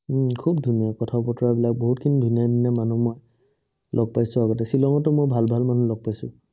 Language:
Assamese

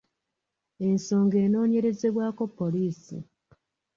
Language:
Ganda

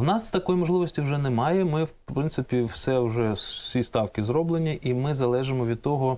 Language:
Ukrainian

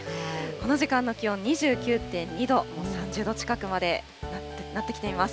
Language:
Japanese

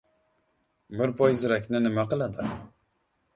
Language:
Uzbek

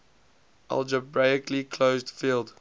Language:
English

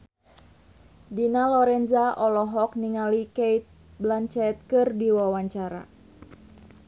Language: Sundanese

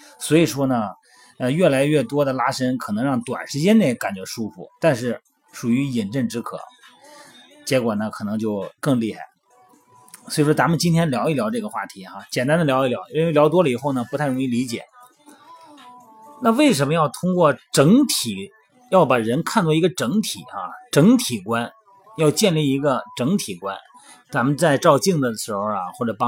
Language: Chinese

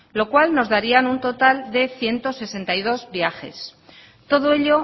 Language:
Spanish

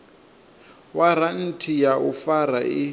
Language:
Venda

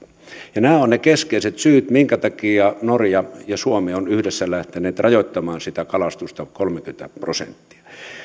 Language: Finnish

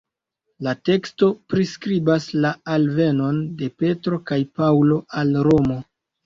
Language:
Esperanto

